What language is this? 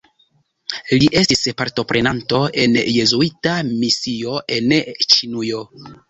Esperanto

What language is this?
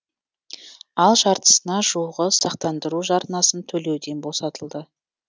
Kazakh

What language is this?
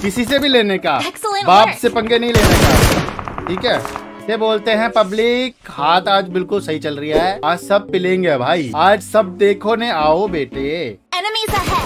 Hindi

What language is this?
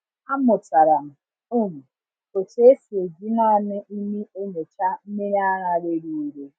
Igbo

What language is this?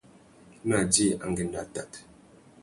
Tuki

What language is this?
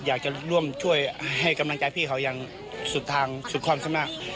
Thai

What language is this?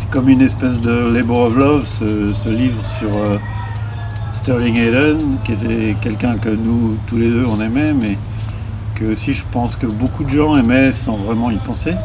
French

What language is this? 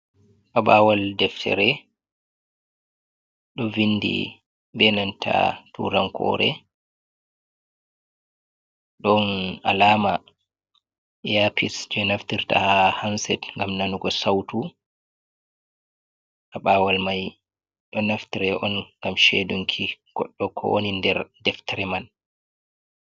Fula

